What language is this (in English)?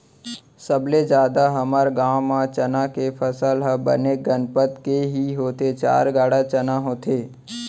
Chhattisgarhi